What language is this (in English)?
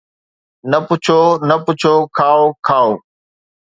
Sindhi